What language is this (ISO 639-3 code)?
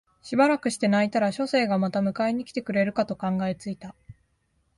jpn